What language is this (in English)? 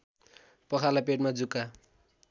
Nepali